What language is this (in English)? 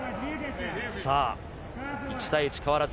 Japanese